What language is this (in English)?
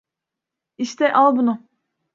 Turkish